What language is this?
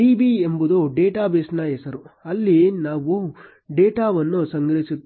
Kannada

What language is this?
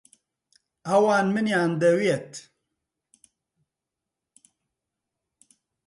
Central Kurdish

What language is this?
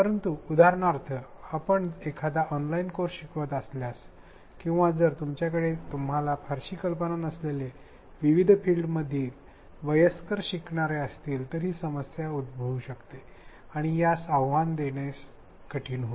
Marathi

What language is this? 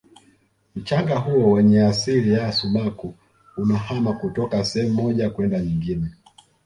Swahili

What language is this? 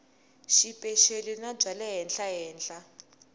Tsonga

